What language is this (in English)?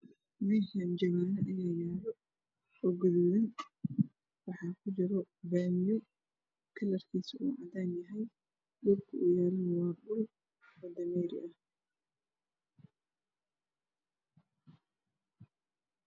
Somali